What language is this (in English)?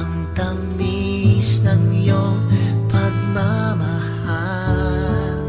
Chinese